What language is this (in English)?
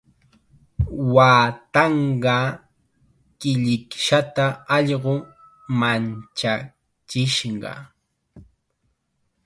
Chiquián Ancash Quechua